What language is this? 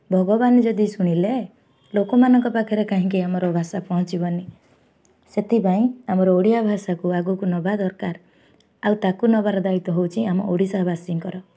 Odia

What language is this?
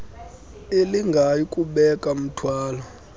Xhosa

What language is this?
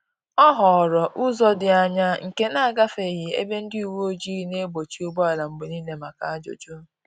Igbo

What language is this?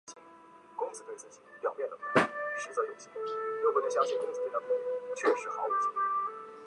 Chinese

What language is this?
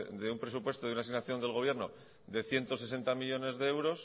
Spanish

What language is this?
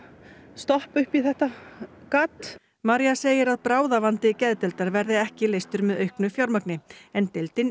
Icelandic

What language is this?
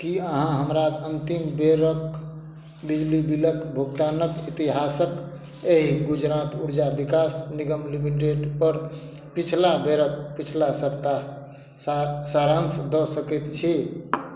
Maithili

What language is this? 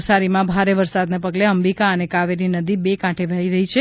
Gujarati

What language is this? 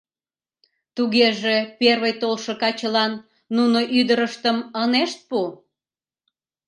Mari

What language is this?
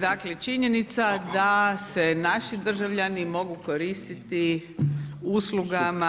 Croatian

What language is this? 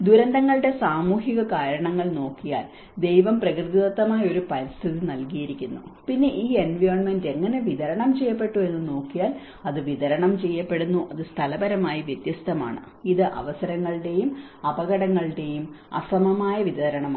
Malayalam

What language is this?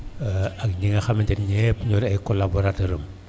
Wolof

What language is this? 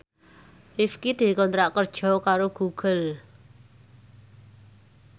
Javanese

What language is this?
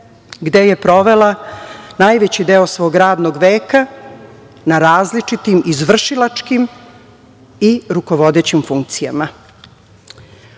Serbian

